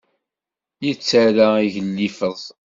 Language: Kabyle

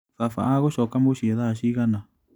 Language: Kikuyu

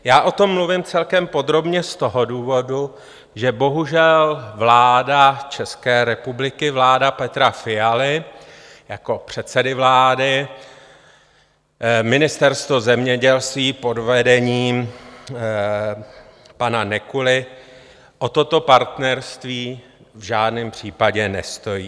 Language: Czech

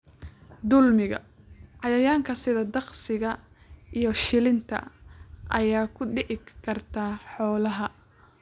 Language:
Somali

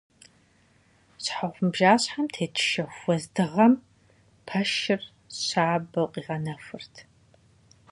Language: Kabardian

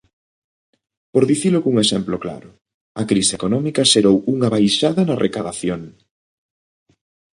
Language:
Galician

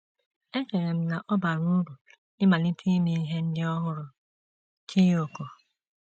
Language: Igbo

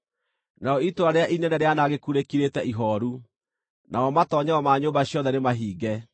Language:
Kikuyu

